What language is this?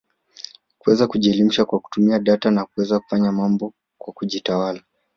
Swahili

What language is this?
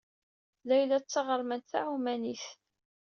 Kabyle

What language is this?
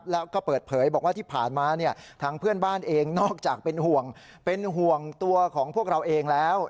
Thai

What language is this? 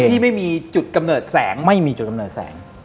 Thai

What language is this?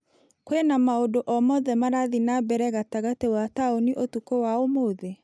Kikuyu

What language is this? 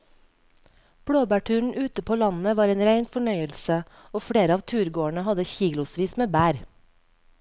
Norwegian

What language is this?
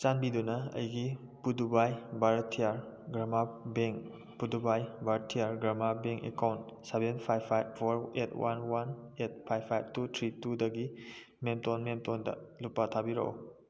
Manipuri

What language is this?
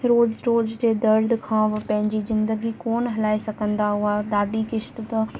Sindhi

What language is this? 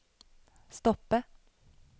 Norwegian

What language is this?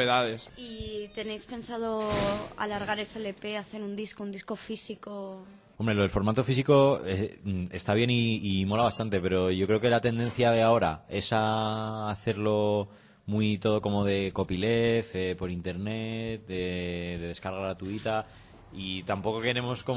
Spanish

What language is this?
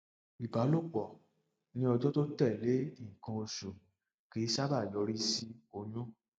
Yoruba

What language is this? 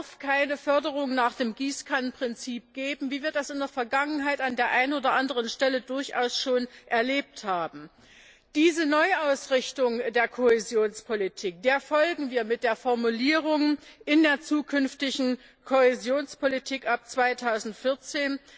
German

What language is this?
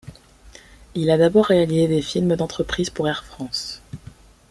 French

